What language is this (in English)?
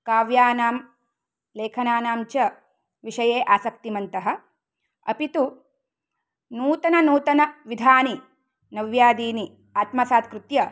Sanskrit